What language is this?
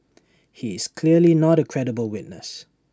English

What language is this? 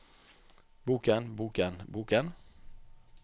Norwegian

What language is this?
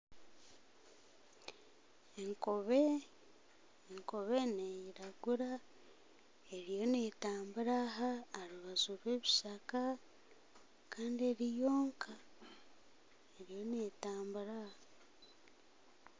Nyankole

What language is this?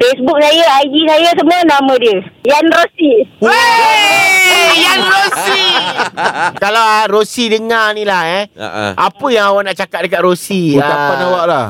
Malay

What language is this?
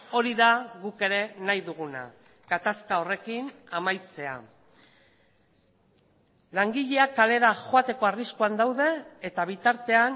Basque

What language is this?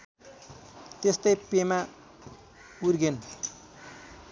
Nepali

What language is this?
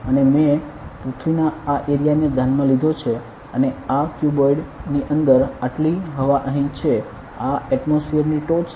Gujarati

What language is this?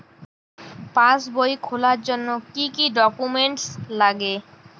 Bangla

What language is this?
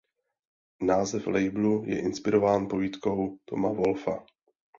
Czech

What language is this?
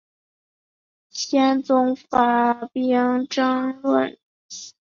Chinese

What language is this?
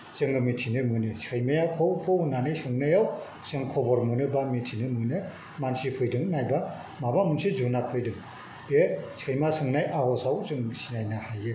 Bodo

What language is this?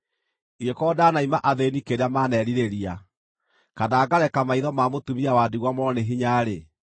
Kikuyu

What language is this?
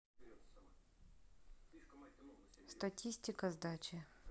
Russian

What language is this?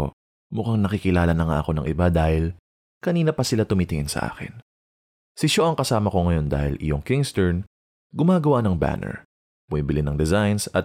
Filipino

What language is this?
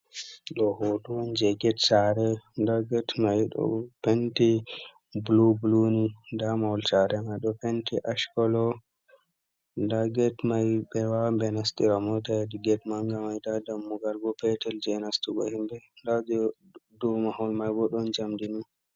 Fula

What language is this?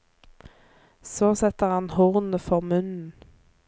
Norwegian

